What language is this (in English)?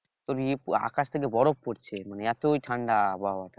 Bangla